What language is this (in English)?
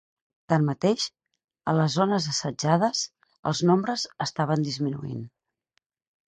Catalan